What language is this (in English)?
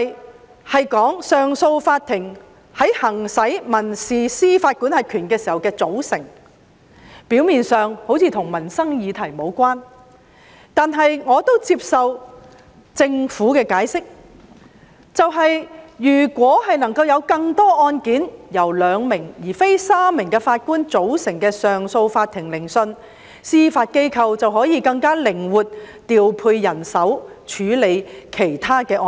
Cantonese